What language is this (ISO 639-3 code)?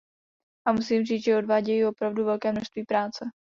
ces